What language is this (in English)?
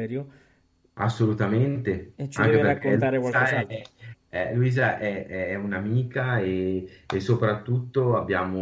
Italian